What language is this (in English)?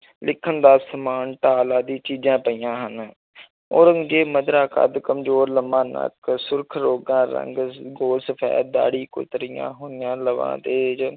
Punjabi